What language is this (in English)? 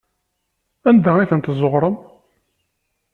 Kabyle